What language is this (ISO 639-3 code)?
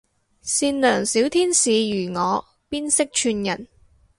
yue